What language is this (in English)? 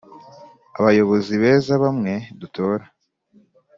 Kinyarwanda